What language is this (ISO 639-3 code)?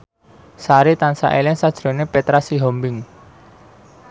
jav